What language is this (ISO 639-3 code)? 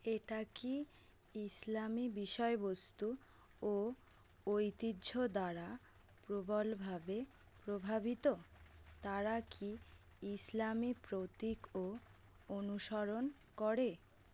ben